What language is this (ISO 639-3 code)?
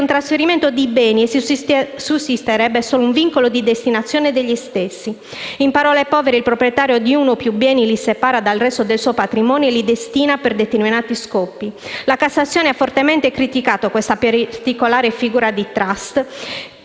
ita